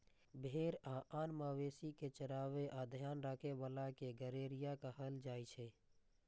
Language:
Maithili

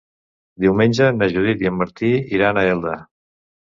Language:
Catalan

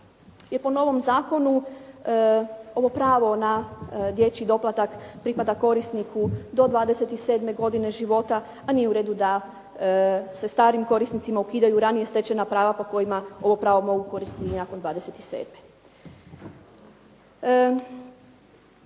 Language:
Croatian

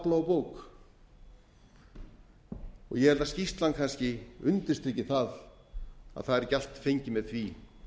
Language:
Icelandic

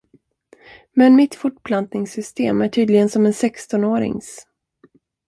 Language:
Swedish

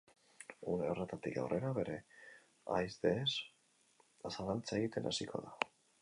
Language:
Basque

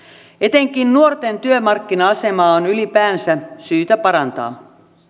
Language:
Finnish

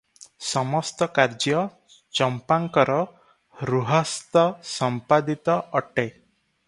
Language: Odia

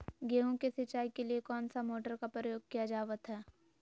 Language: Magahi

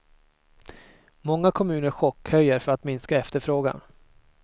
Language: Swedish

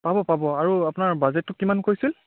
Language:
Assamese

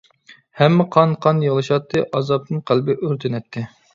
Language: Uyghur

